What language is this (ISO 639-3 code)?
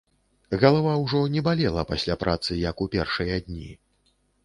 bel